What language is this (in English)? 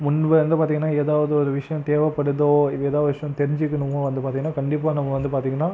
Tamil